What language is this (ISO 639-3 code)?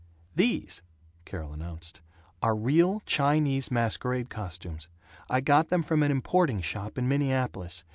eng